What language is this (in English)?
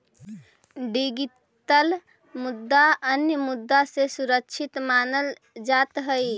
Magahi